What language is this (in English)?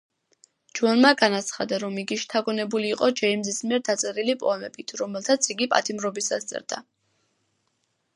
Georgian